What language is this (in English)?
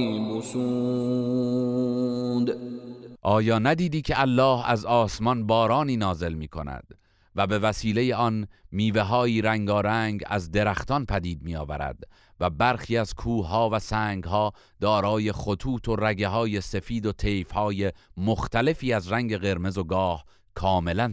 Persian